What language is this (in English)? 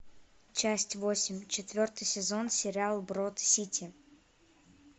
Russian